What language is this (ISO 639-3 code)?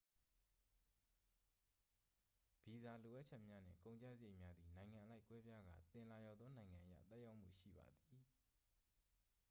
mya